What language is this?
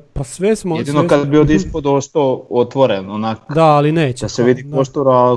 Croatian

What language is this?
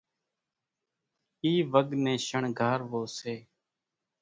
Kachi Koli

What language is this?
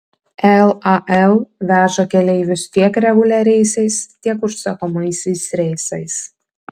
Lithuanian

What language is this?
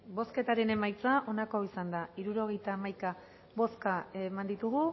Basque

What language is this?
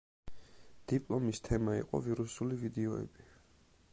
Georgian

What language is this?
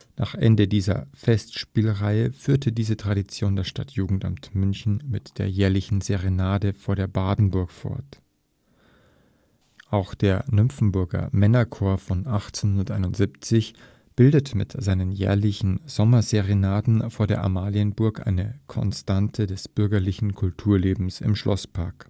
German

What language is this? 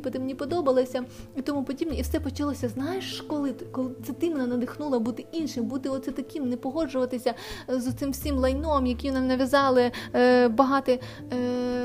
Ukrainian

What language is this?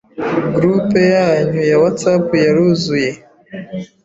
Kinyarwanda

